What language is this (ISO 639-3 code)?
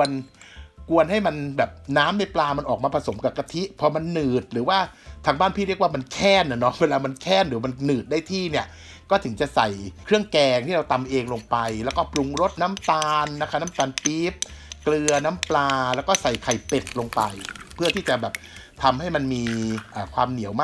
tha